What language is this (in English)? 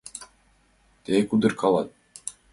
Mari